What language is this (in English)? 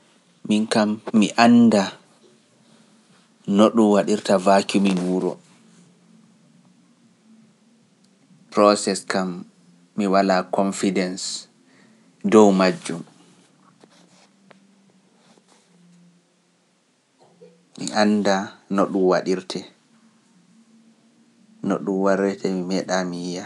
Pular